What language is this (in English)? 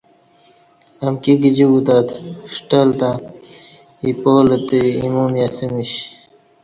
Kati